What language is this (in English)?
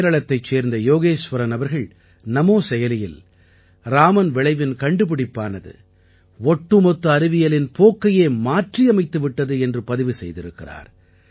Tamil